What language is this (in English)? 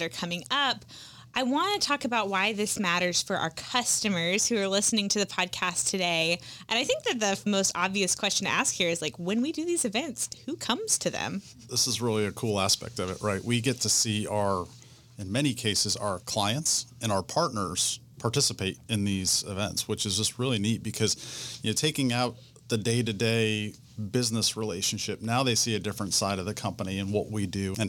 English